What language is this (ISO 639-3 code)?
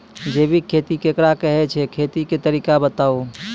mai